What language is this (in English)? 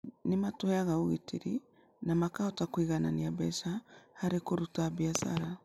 Kikuyu